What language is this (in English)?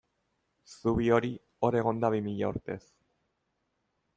Basque